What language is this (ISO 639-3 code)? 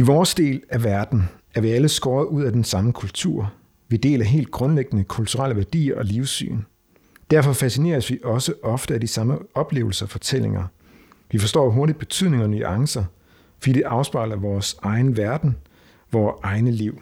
dan